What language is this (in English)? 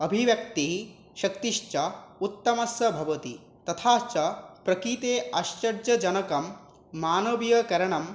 Sanskrit